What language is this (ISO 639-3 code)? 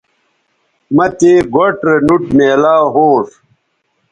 btv